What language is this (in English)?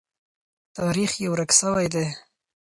Pashto